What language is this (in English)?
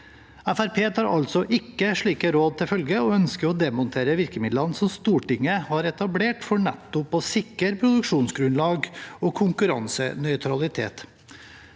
Norwegian